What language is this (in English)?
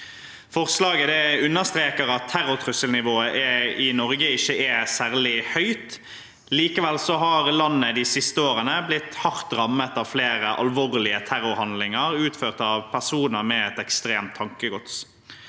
Norwegian